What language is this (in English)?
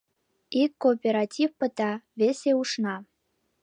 Mari